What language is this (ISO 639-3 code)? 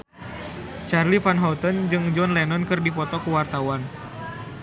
sun